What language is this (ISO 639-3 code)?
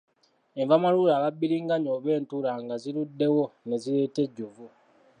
lug